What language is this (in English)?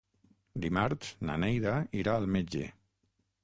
Catalan